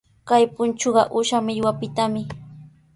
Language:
Sihuas Ancash Quechua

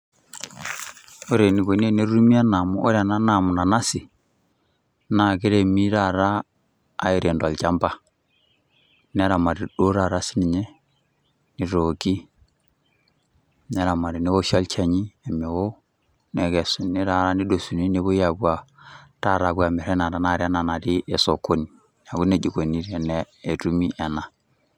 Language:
Masai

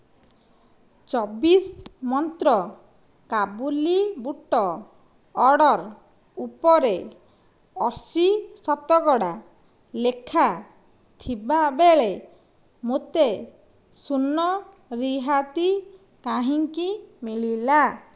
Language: Odia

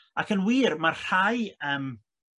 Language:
Welsh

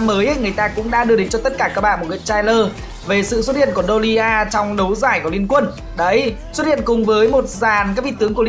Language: Vietnamese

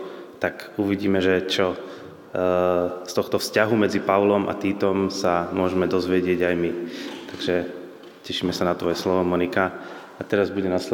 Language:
Slovak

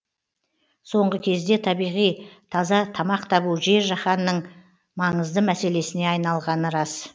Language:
Kazakh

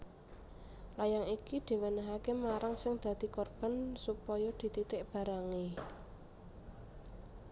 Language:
Javanese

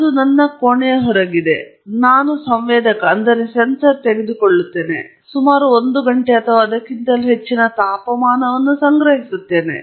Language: Kannada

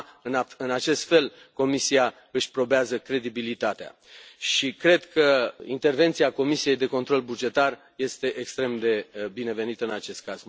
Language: Romanian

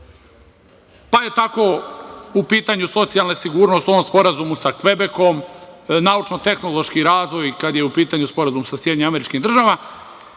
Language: Serbian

